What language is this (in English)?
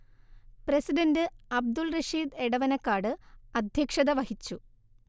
Malayalam